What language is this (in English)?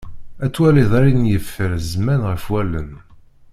Kabyle